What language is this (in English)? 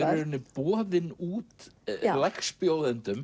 Icelandic